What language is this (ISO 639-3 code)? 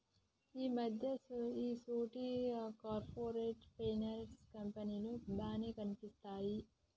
tel